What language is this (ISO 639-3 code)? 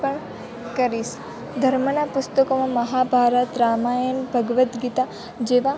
guj